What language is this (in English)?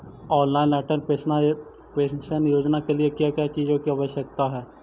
Magahi